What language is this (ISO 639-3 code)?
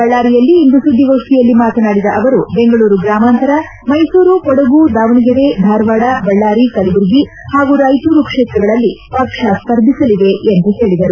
kan